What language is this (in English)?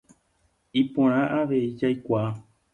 Guarani